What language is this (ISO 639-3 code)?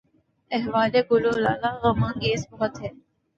urd